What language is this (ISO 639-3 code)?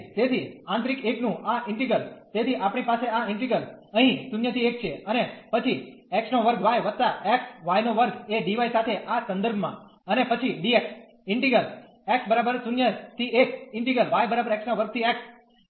guj